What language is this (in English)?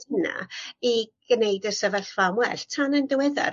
Welsh